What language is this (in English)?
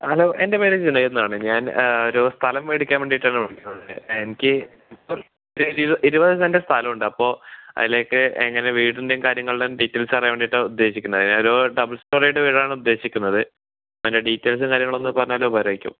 Malayalam